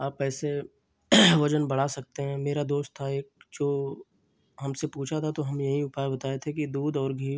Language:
Hindi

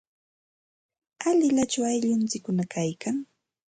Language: Santa Ana de Tusi Pasco Quechua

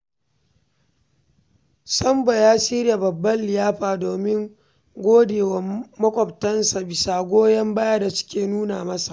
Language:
Hausa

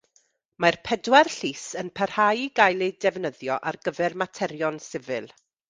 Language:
Welsh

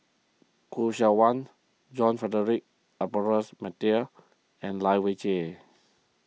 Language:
English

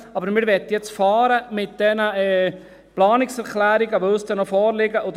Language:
Swiss German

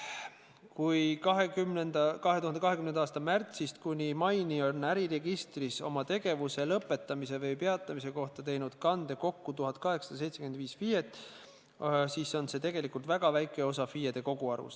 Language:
Estonian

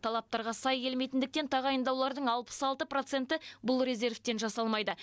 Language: Kazakh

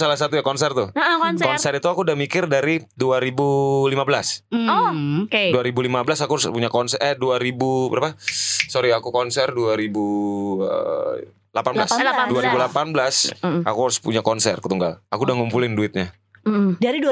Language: Indonesian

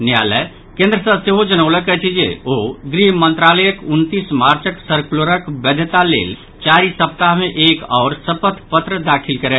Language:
Maithili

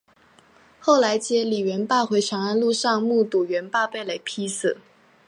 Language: Chinese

